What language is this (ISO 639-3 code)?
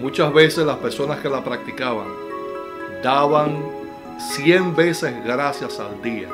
spa